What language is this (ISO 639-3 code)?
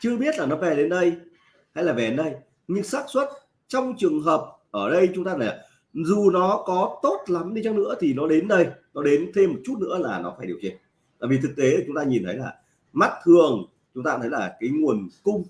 vie